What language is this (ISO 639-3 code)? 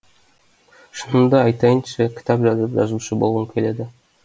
kaz